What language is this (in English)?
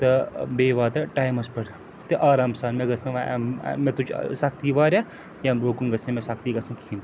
Kashmiri